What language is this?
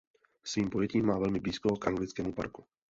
Czech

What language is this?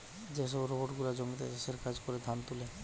Bangla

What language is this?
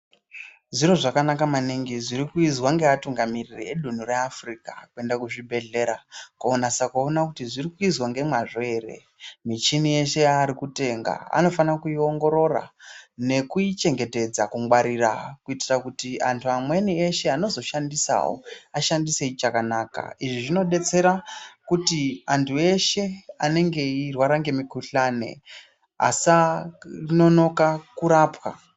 Ndau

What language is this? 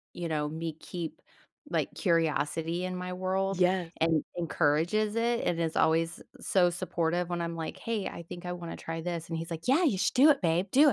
English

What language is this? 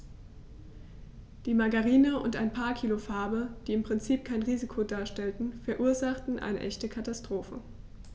German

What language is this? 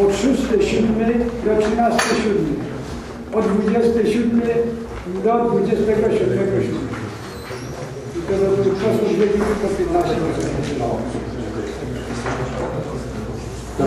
Polish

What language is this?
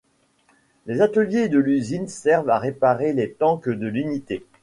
French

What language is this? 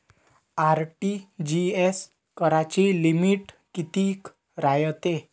Marathi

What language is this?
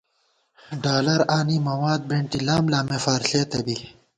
Gawar-Bati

